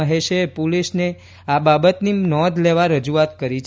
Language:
Gujarati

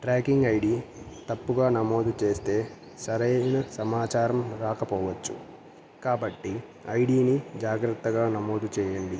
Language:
Telugu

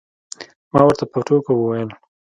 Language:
Pashto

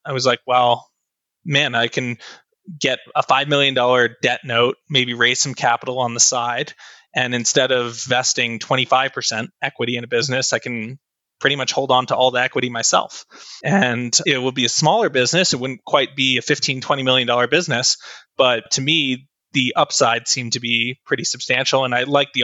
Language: English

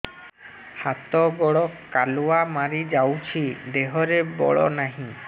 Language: Odia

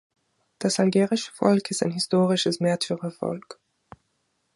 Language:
German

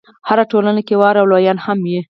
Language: Pashto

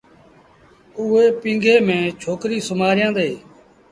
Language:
Sindhi Bhil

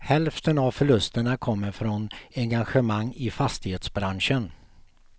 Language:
Swedish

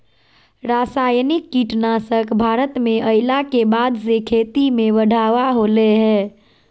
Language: Magahi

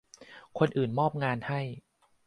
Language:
Thai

